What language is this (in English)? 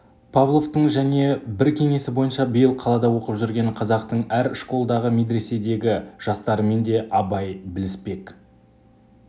Kazakh